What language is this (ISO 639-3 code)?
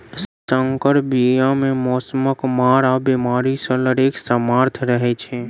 mai